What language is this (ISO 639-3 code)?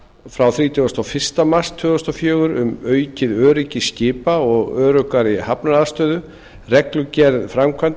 isl